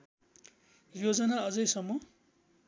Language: Nepali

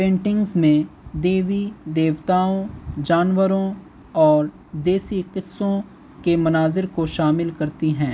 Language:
Urdu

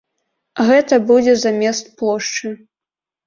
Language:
Belarusian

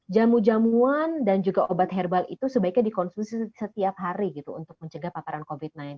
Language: Indonesian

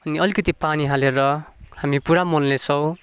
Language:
Nepali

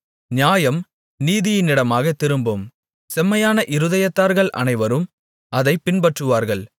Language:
Tamil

